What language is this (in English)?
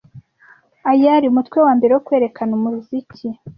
Kinyarwanda